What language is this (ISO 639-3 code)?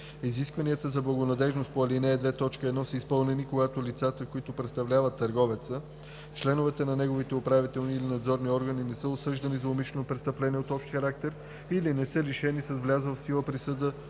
bul